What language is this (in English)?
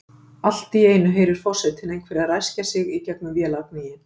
Icelandic